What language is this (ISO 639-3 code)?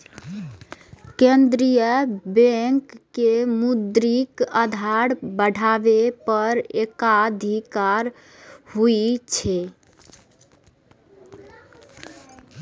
mai